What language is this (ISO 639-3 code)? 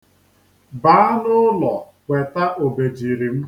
ibo